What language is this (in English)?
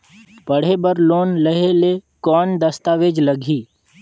Chhattisgarhi